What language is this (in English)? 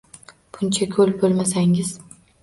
Uzbek